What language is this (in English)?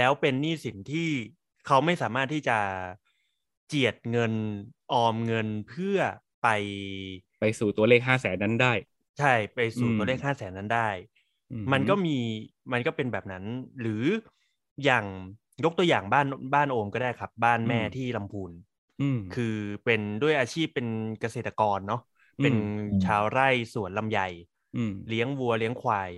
Thai